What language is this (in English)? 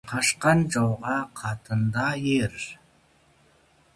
Kazakh